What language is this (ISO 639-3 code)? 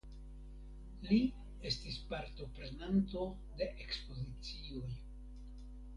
epo